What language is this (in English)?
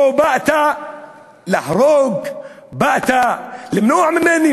Hebrew